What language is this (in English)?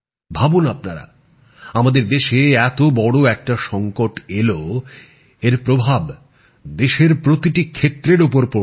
Bangla